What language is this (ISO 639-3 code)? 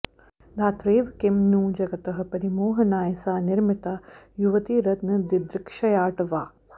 san